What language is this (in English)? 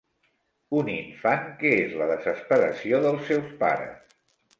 Catalan